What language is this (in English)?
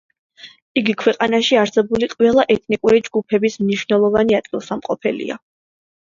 Georgian